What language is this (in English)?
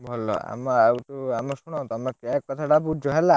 Odia